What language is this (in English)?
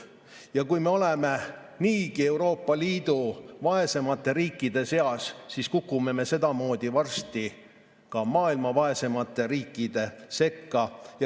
Estonian